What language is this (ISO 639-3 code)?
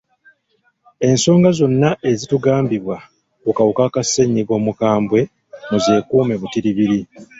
lug